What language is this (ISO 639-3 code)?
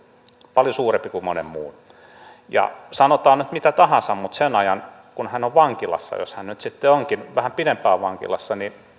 fin